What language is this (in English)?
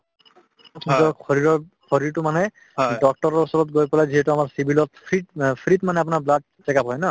Assamese